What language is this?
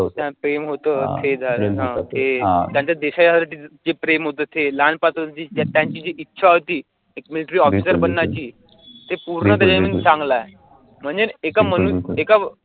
Marathi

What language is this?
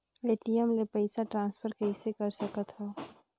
Chhattisgarhi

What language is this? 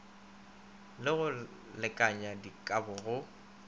Northern Sotho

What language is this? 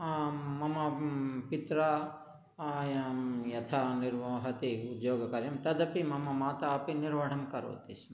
Sanskrit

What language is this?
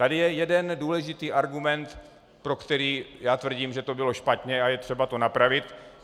Czech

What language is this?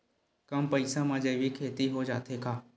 Chhattisgarhi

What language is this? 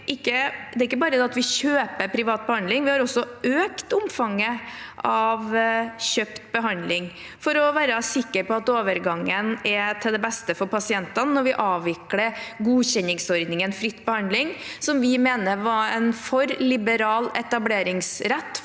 Norwegian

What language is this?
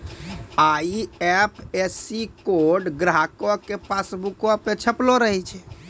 Maithili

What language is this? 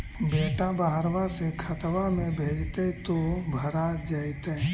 Magahi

